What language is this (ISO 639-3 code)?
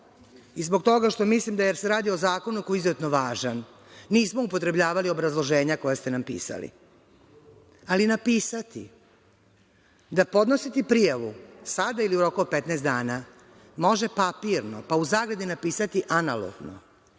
srp